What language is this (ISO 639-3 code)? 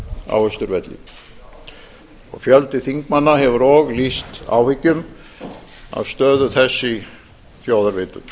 isl